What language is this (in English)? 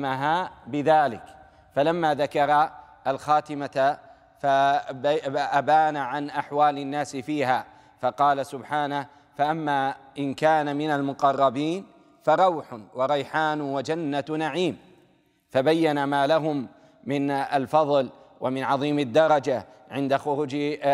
Arabic